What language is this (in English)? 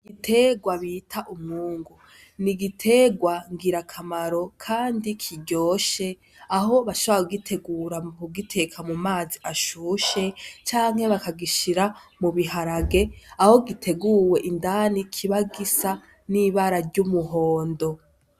Rundi